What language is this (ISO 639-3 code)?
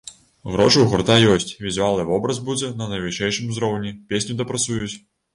bel